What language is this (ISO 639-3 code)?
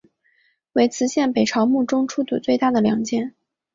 zho